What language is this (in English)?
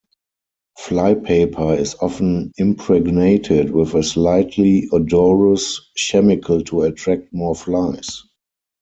English